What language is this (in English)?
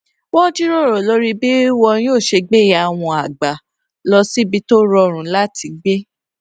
Yoruba